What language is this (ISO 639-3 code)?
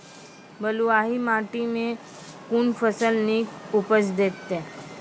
mai